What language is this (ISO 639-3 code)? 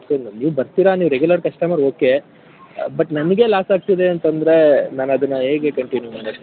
kan